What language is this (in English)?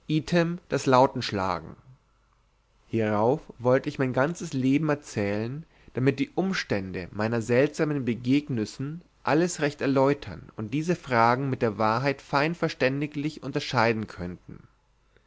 German